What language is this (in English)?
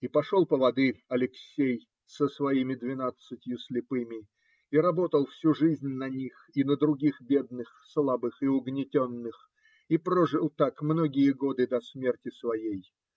Russian